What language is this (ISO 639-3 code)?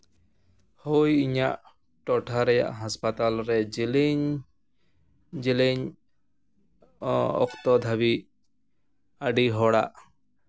sat